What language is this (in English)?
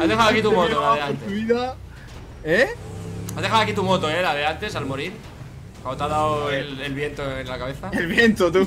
Spanish